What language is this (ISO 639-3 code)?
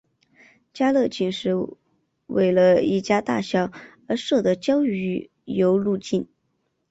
zho